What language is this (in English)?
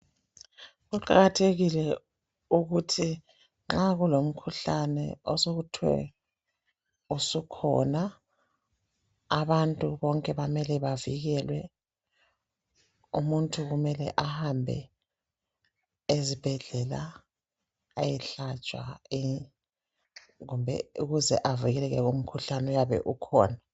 North Ndebele